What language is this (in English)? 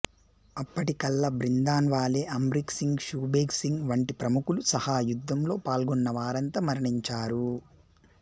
Telugu